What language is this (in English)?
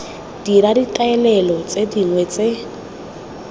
Tswana